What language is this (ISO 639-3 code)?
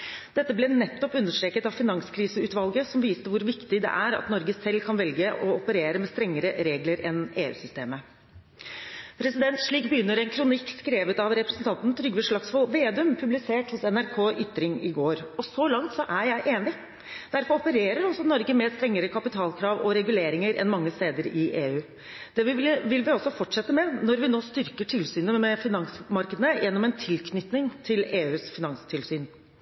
nob